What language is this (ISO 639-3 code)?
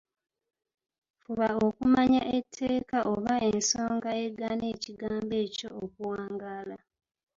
lug